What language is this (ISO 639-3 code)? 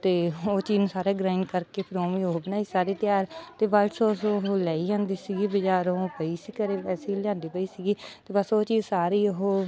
pan